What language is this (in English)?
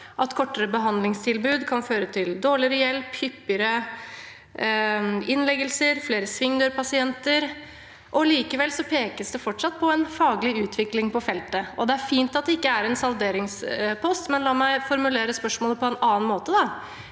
Norwegian